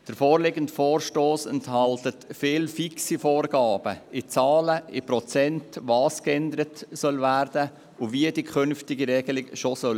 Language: Swiss German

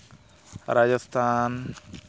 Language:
Santali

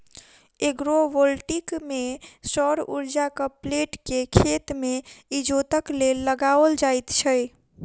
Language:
Maithili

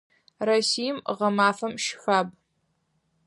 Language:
Adyghe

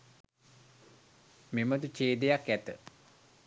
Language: Sinhala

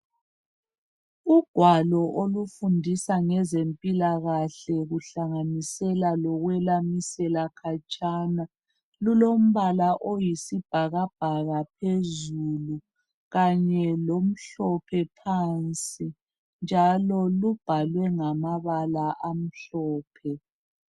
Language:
North Ndebele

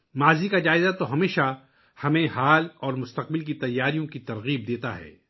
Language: Urdu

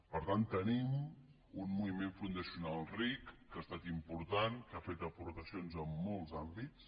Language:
Catalan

